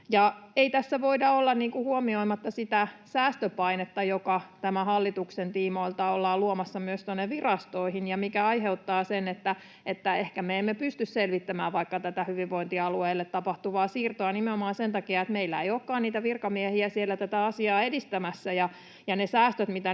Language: Finnish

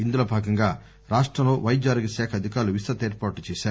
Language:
Telugu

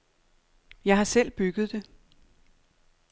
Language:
Danish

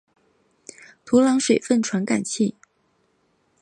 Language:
Chinese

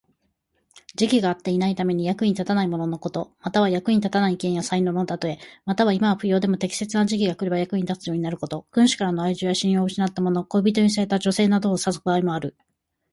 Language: Japanese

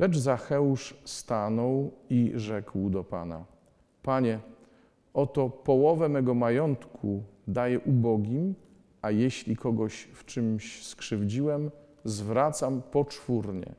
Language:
Polish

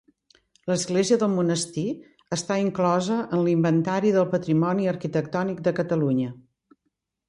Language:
Catalan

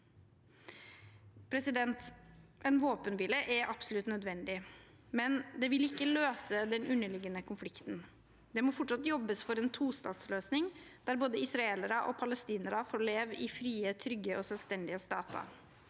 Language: Norwegian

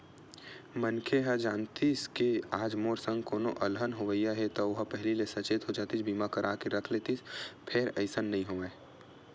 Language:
Chhattisgarhi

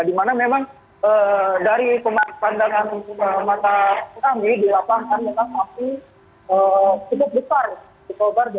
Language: Indonesian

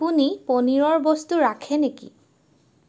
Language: Assamese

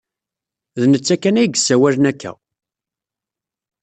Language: Kabyle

